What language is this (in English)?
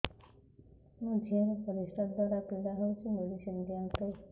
Odia